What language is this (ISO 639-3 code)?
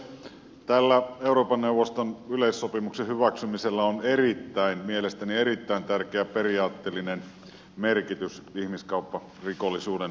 fin